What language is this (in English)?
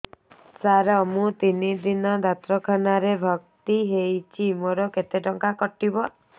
Odia